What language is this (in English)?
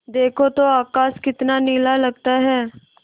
Hindi